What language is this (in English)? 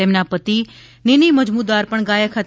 Gujarati